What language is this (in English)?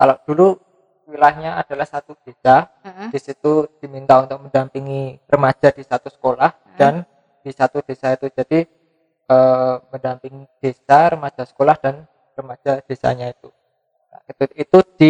Indonesian